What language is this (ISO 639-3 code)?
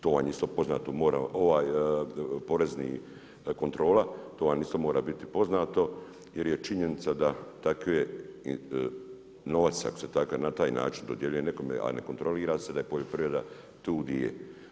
hrv